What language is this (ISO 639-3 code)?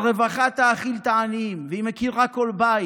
heb